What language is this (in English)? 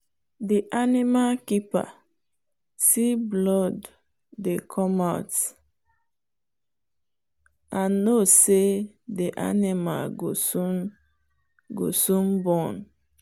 Nigerian Pidgin